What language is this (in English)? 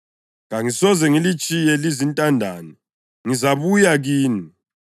North Ndebele